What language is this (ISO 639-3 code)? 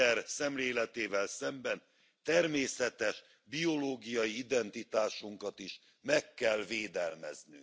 hun